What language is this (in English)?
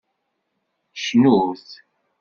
Kabyle